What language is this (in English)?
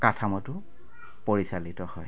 Assamese